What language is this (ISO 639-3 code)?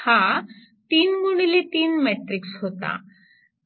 mar